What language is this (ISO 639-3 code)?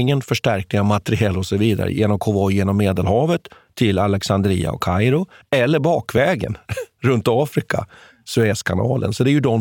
swe